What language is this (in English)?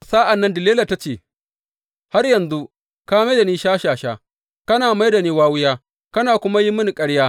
Hausa